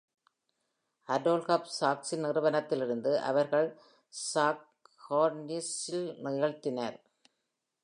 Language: Tamil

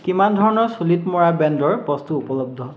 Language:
Assamese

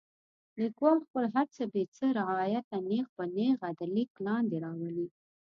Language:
Pashto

